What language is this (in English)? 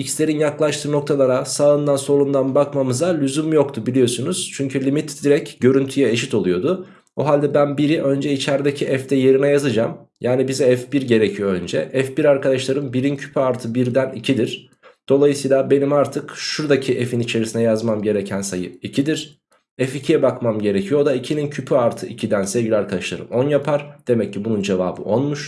Turkish